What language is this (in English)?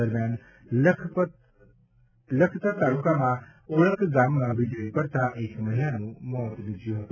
Gujarati